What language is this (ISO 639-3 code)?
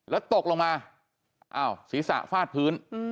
tha